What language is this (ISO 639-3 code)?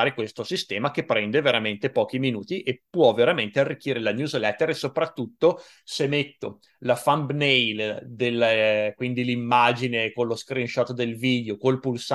ita